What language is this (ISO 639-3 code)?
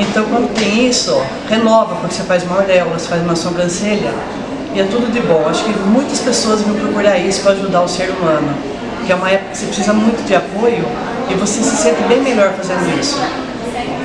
por